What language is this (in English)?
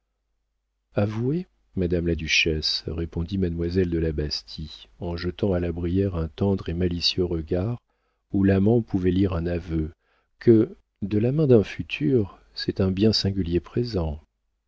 French